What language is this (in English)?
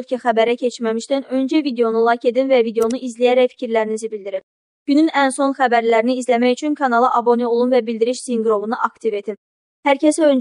Turkish